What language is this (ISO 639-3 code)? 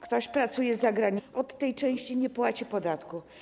pol